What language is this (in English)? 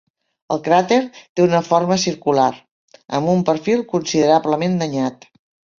Catalan